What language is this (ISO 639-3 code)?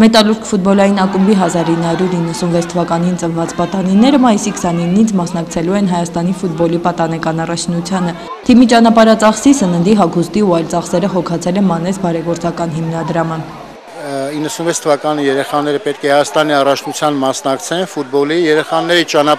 ron